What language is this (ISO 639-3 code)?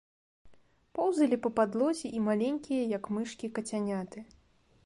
bel